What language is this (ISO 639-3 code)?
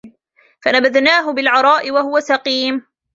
ara